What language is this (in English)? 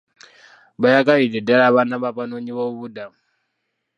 Ganda